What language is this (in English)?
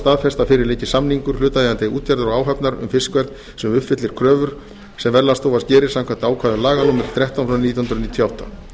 Icelandic